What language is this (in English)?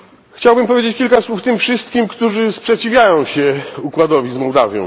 Polish